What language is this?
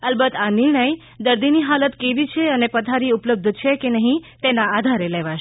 Gujarati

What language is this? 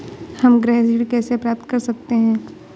Hindi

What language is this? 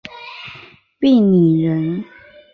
Chinese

